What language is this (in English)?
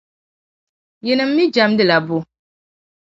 Dagbani